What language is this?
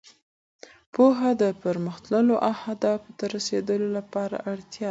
Pashto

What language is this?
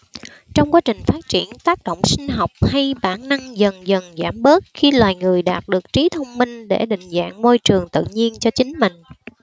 Vietnamese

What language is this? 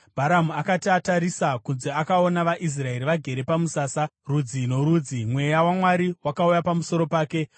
Shona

